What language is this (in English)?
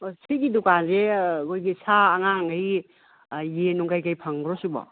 Manipuri